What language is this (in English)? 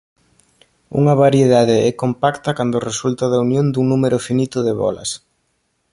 Galician